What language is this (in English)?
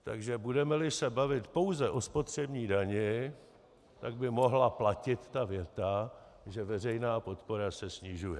Czech